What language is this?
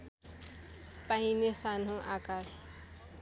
Nepali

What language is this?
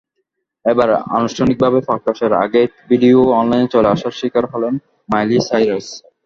Bangla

